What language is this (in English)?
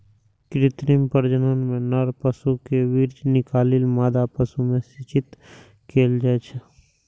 Maithili